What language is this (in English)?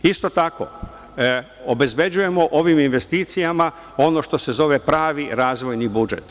Serbian